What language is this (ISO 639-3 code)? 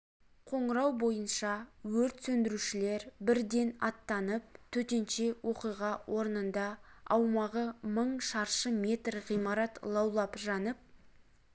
kaz